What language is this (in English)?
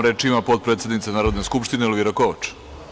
Serbian